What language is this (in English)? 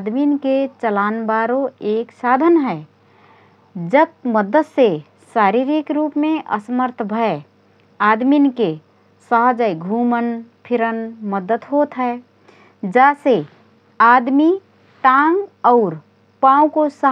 Rana Tharu